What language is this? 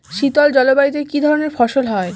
Bangla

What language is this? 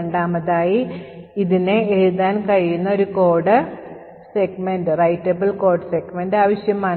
Malayalam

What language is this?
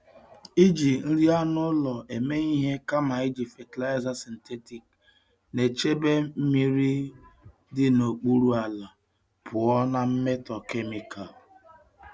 Igbo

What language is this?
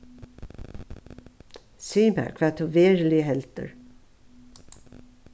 Faroese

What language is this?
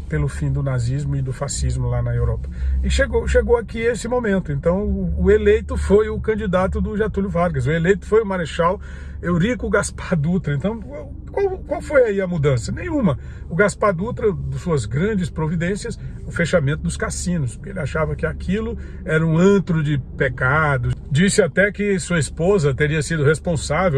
Portuguese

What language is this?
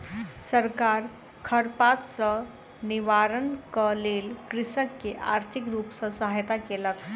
Maithili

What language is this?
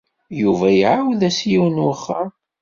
Kabyle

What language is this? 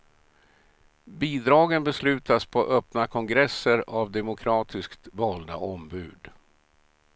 Swedish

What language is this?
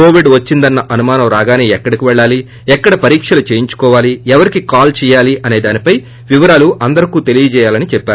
Telugu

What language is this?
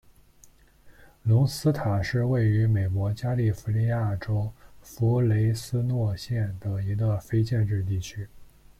Chinese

